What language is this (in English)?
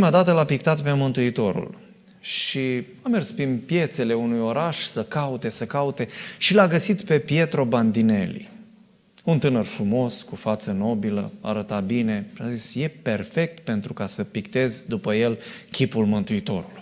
Romanian